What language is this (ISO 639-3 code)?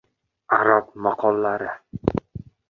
uzb